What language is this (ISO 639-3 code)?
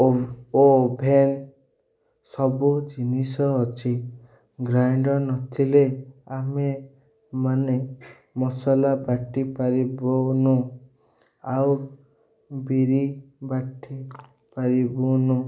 ori